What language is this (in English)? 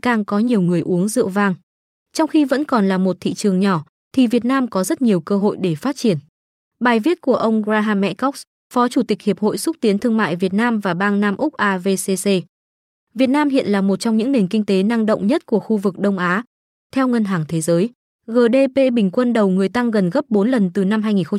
Vietnamese